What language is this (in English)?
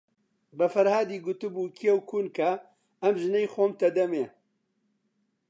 Central Kurdish